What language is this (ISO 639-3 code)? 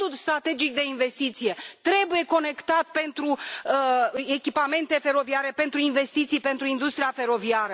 ron